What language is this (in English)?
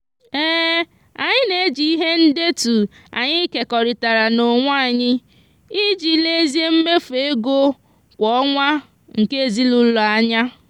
Igbo